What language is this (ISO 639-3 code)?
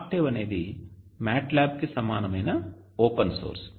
tel